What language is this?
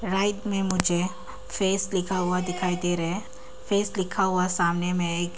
Hindi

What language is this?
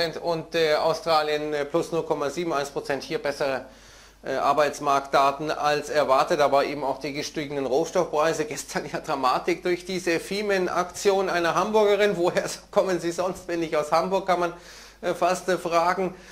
German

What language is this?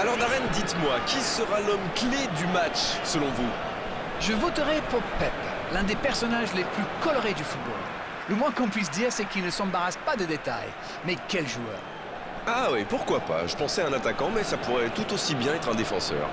French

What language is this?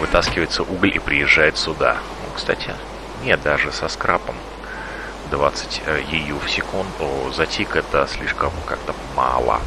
Russian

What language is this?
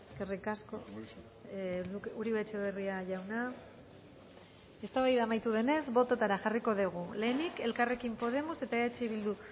Basque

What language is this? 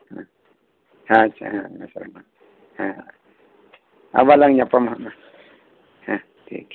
Santali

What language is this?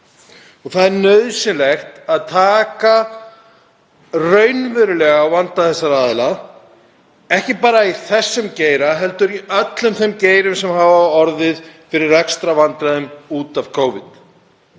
Icelandic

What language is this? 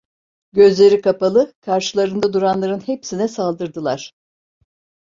Turkish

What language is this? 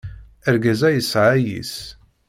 Kabyle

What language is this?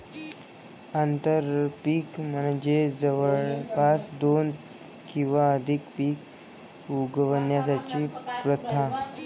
Marathi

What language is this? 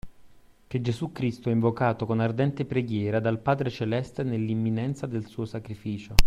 Italian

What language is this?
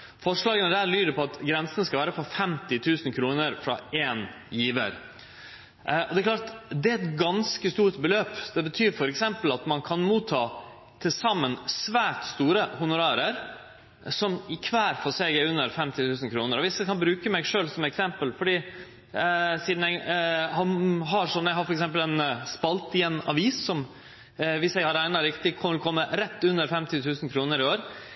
Norwegian Nynorsk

